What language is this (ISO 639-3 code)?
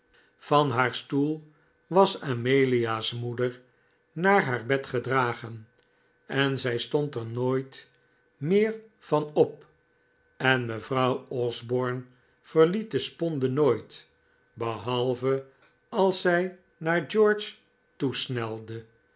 nld